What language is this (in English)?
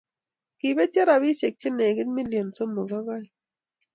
Kalenjin